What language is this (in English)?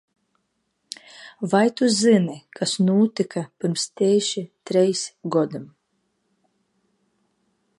Latvian